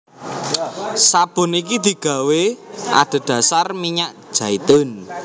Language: Javanese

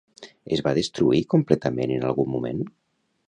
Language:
Catalan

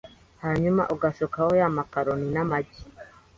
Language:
Kinyarwanda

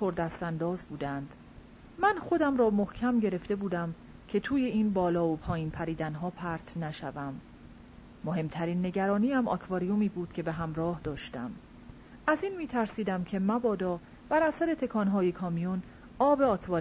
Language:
Persian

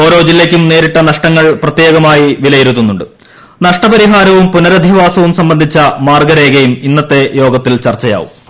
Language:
Malayalam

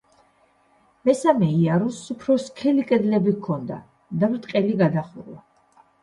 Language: Georgian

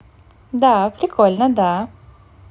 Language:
Russian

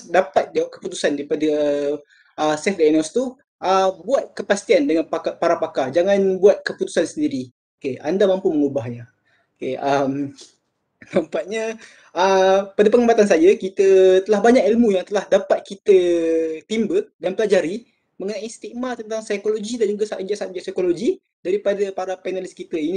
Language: Malay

